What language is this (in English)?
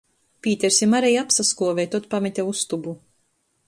Latgalian